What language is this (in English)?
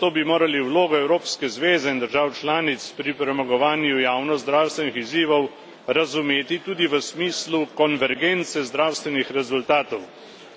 Slovenian